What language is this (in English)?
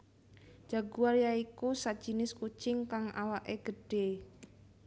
Javanese